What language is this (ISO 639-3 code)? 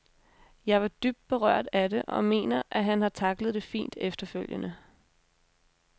dan